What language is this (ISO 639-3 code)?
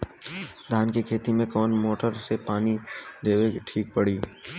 bho